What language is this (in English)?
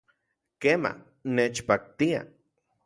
Central Puebla Nahuatl